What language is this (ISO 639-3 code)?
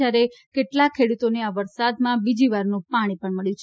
guj